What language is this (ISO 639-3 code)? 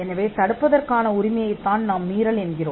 tam